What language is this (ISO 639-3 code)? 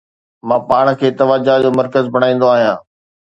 snd